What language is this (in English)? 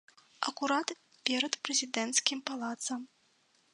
Belarusian